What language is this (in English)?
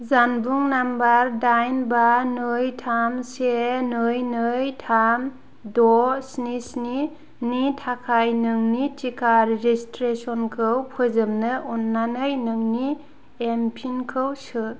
Bodo